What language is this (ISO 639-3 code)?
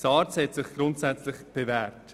gsw